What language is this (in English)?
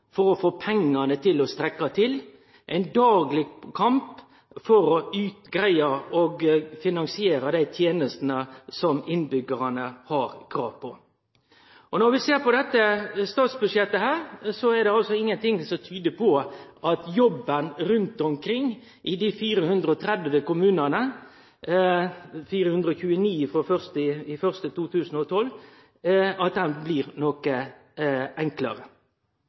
Norwegian Nynorsk